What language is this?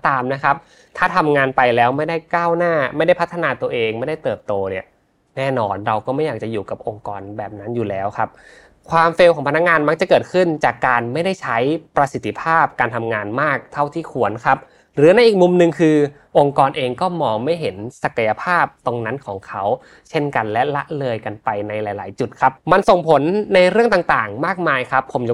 Thai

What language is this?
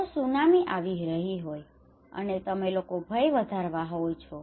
Gujarati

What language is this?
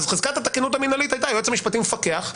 Hebrew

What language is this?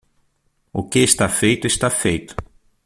Portuguese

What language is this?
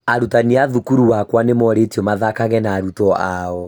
Kikuyu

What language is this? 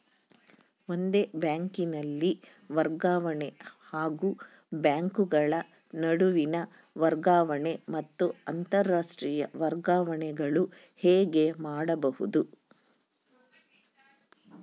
Kannada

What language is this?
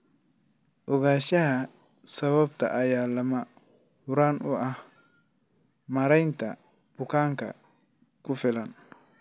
Somali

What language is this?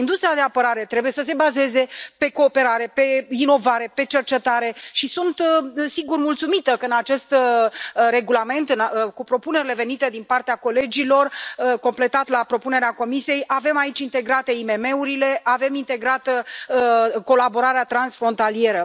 Romanian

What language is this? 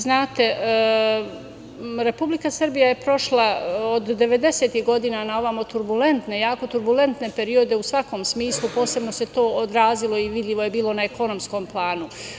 Serbian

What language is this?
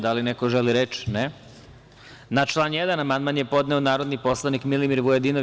Serbian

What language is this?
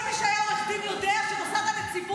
Hebrew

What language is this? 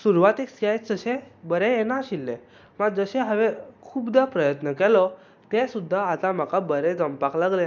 Konkani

